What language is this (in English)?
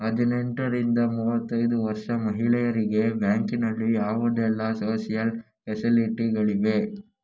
Kannada